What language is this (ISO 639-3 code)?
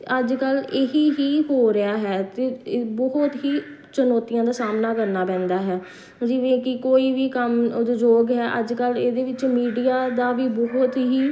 pan